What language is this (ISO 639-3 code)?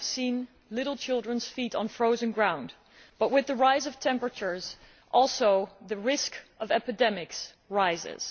eng